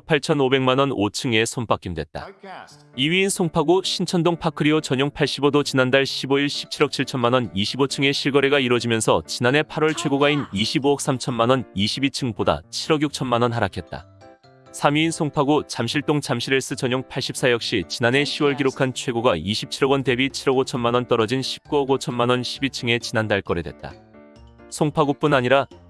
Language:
Korean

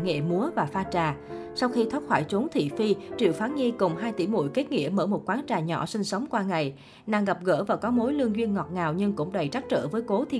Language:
Vietnamese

